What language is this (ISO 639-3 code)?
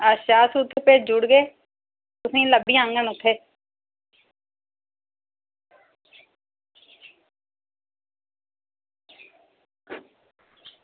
doi